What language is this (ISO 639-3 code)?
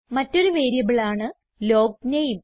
mal